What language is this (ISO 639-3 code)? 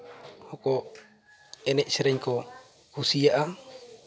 sat